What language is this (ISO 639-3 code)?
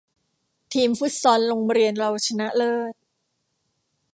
tha